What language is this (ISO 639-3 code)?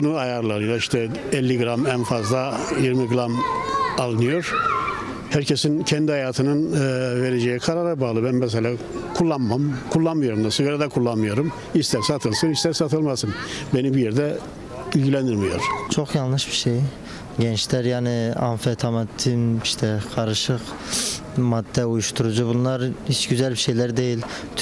tur